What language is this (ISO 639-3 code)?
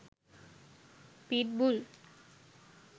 sin